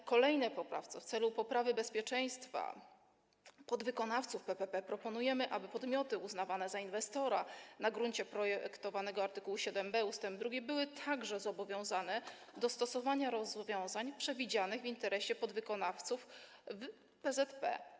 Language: Polish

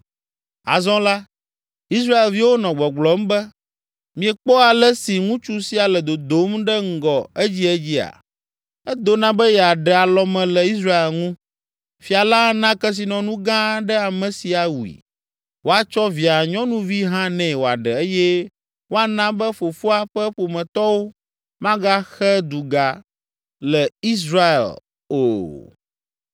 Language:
Ewe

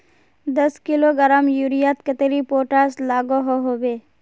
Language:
Magahi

